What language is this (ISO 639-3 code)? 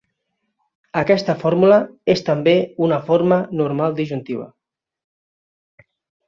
cat